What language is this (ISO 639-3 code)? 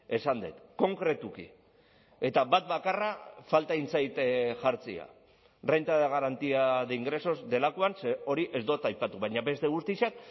eus